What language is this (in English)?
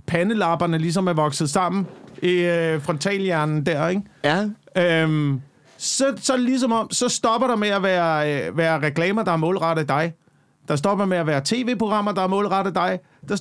Danish